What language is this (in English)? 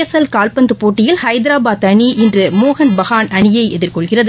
Tamil